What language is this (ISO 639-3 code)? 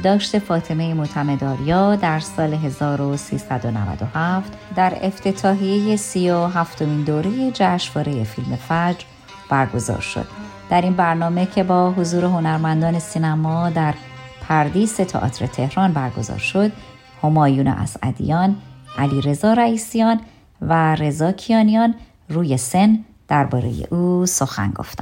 fas